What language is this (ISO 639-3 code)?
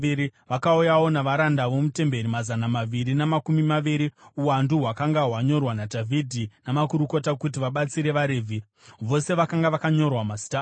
sna